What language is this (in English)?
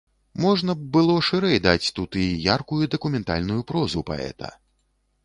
Belarusian